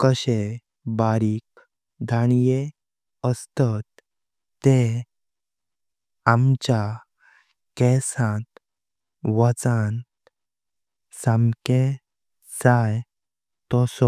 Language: Konkani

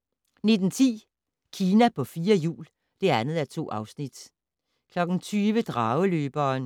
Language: Danish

